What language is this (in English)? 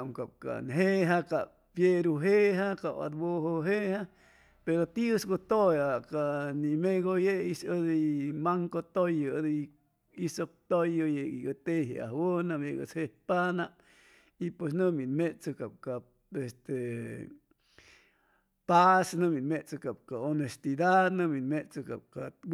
Chimalapa Zoque